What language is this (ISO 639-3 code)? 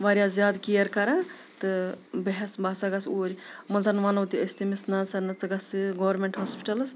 kas